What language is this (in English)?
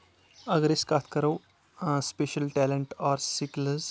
Kashmiri